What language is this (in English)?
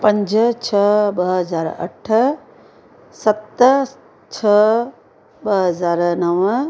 Sindhi